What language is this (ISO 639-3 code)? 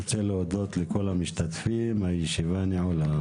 heb